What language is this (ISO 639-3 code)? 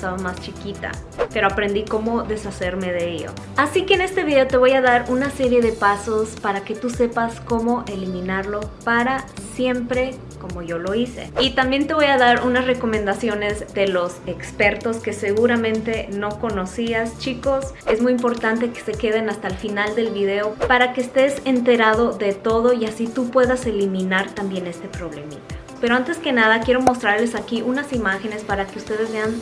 spa